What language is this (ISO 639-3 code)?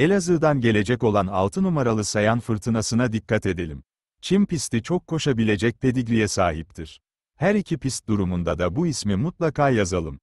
tur